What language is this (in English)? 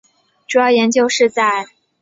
Chinese